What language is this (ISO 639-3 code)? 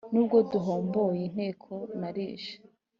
kin